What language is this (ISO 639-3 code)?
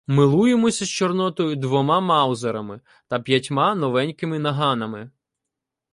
ukr